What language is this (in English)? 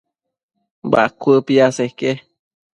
Matsés